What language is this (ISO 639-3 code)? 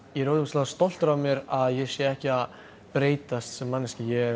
isl